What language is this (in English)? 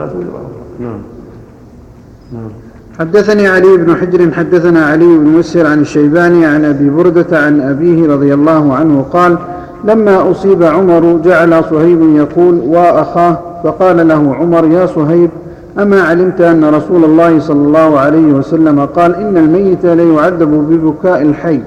Arabic